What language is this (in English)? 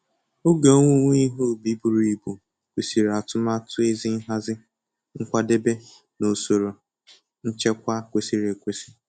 Igbo